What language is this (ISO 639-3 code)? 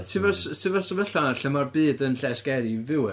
cym